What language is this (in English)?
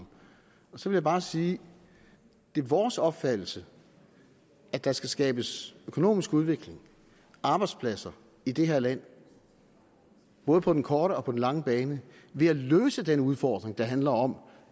Danish